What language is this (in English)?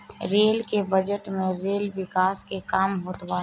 Bhojpuri